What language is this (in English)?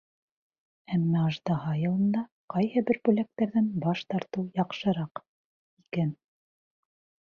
Bashkir